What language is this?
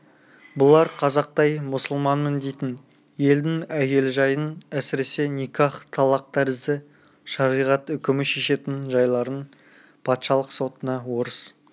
Kazakh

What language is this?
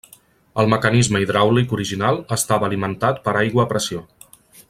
Catalan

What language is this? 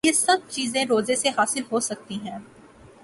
Urdu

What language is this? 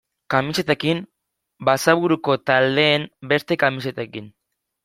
Basque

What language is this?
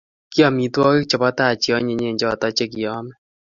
Kalenjin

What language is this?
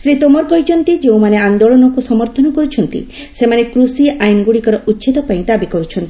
Odia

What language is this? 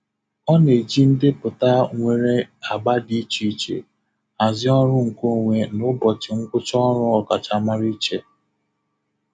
Igbo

